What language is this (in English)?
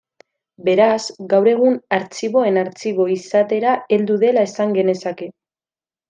Basque